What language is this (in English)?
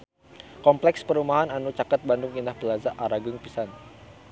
Sundanese